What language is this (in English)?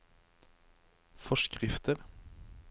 Norwegian